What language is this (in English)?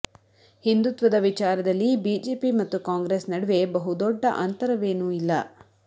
Kannada